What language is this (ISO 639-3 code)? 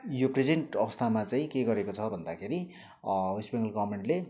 nep